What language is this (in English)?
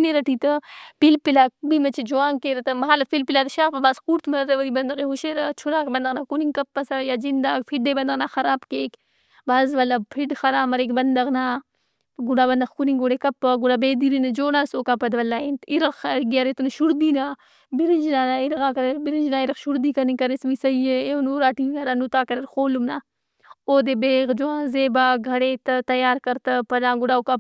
Brahui